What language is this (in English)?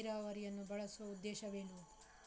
Kannada